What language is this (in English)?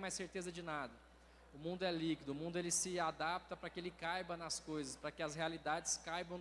Portuguese